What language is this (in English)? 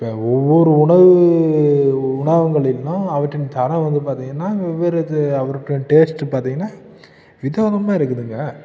Tamil